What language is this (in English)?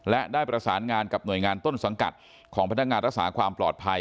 Thai